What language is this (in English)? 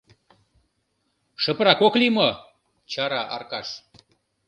Mari